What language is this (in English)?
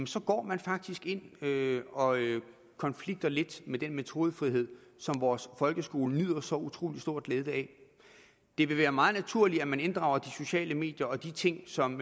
Danish